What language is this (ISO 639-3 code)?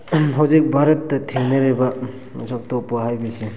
mni